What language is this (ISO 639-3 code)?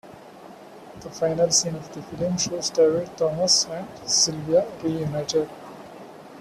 eng